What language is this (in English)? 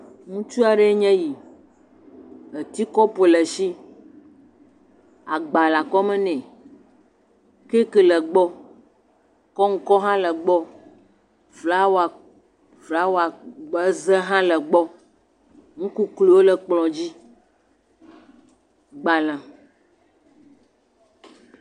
Ewe